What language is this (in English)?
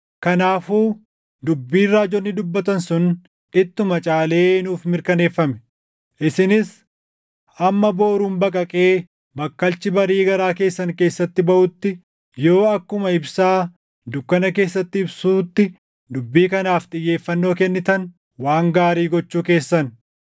Oromo